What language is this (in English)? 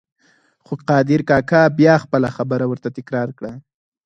Pashto